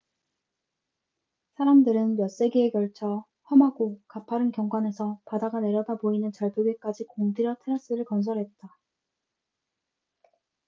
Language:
Korean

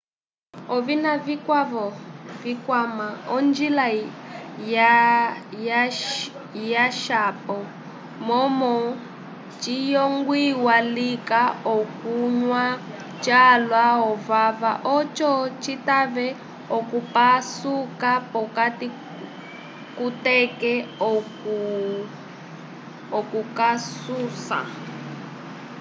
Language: Umbundu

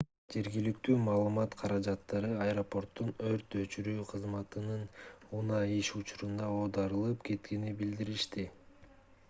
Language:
Kyrgyz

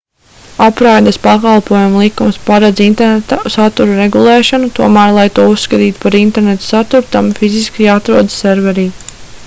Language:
Latvian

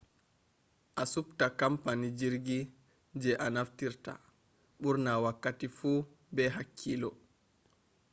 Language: Fula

